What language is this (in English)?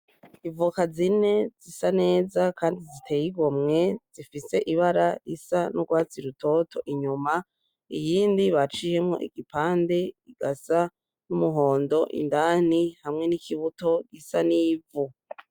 Rundi